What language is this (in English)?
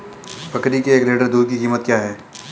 Hindi